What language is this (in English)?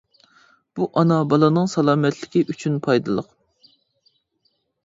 Uyghur